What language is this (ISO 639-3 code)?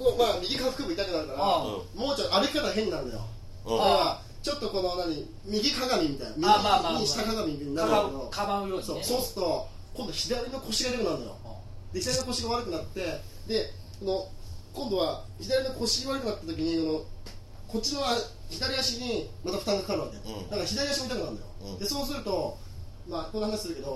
jpn